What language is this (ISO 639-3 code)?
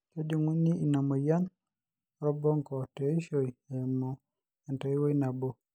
mas